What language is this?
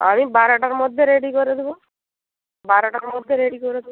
Bangla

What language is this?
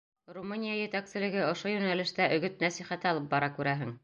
Bashkir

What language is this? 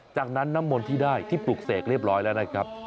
Thai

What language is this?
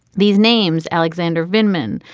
English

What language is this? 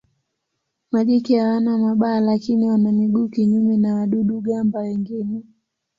Swahili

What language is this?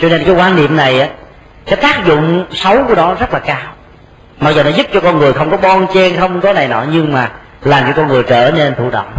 Vietnamese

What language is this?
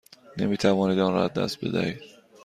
Persian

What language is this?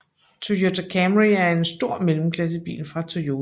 Danish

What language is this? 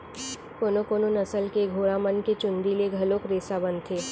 Chhattisgarhi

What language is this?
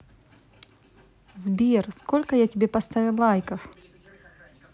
Russian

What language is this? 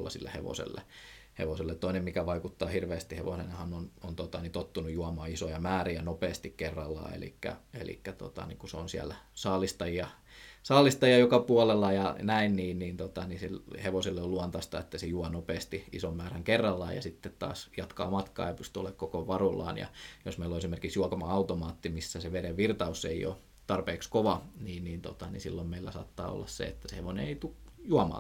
Finnish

